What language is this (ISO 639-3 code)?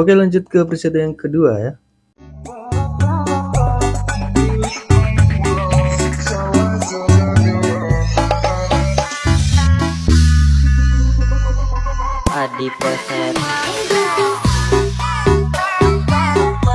ind